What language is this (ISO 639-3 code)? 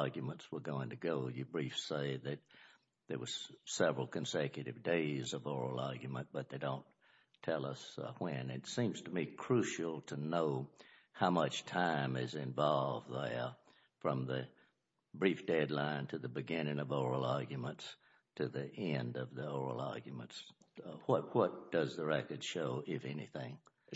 eng